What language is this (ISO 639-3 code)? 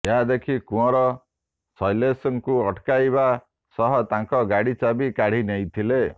ori